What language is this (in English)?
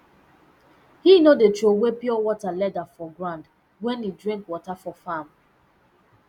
Nigerian Pidgin